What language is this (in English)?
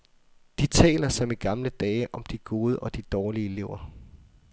Danish